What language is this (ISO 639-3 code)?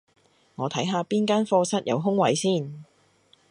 yue